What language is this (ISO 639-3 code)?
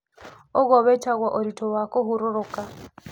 kik